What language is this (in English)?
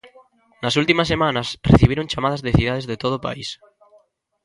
Galician